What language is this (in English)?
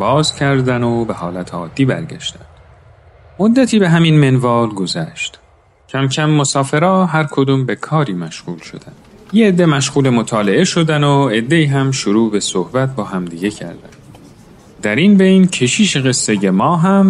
Persian